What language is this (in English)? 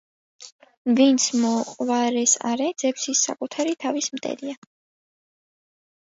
Georgian